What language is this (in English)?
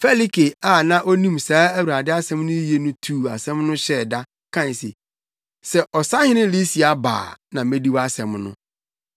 Akan